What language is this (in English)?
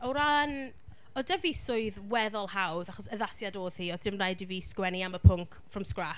Welsh